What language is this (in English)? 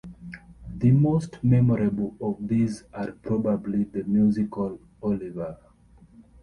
English